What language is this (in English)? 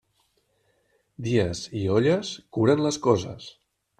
Catalan